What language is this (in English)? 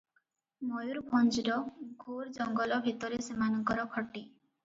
Odia